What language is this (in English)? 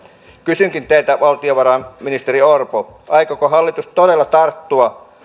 Finnish